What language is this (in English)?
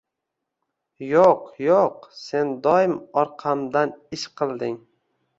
Uzbek